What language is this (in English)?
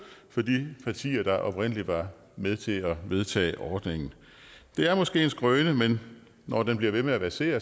Danish